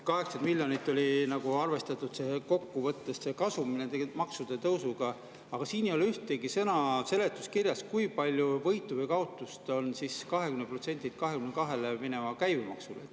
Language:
Estonian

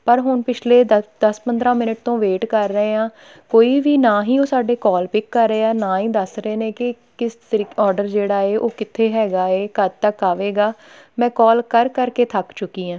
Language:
Punjabi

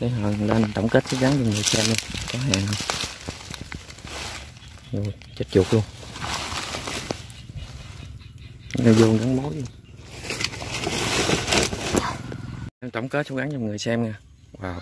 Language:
Vietnamese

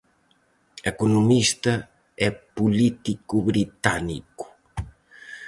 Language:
Galician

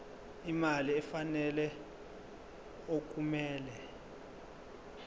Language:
Zulu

